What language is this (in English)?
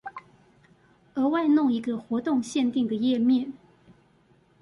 Chinese